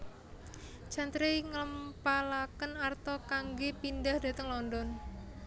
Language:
Javanese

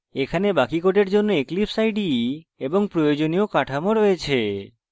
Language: Bangla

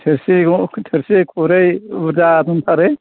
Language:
Bodo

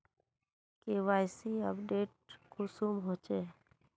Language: Magahi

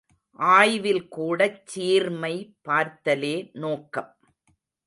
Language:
Tamil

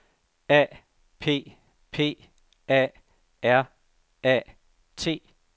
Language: Danish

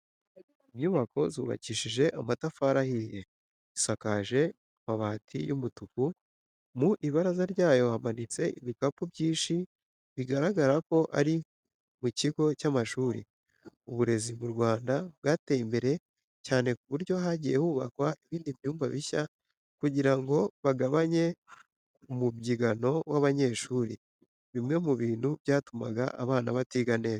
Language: Kinyarwanda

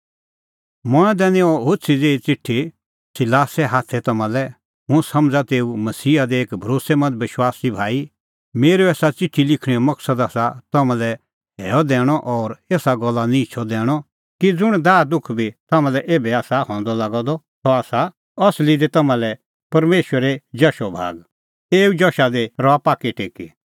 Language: Kullu Pahari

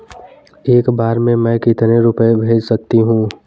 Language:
Hindi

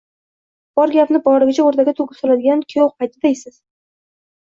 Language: Uzbek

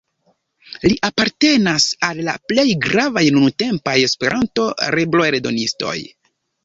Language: Esperanto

